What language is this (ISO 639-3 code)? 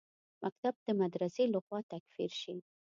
pus